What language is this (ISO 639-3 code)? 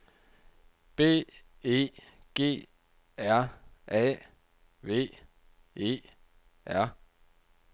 dan